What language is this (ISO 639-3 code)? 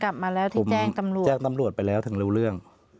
tha